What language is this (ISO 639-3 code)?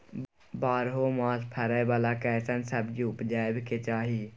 mai